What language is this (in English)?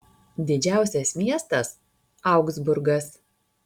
Lithuanian